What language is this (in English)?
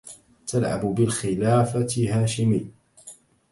Arabic